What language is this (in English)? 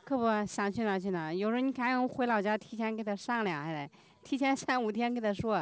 Chinese